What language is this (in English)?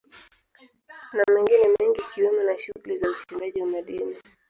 Swahili